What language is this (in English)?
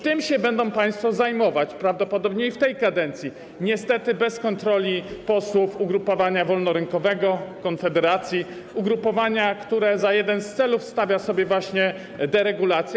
Polish